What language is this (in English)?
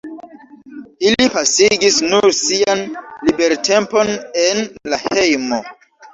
Esperanto